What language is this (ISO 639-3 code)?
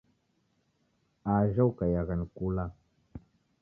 dav